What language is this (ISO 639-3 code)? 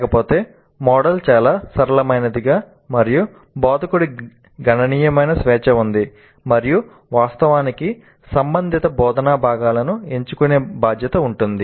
tel